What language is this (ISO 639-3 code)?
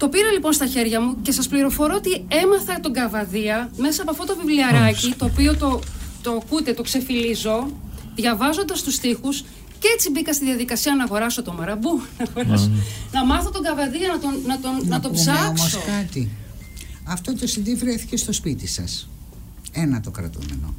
ell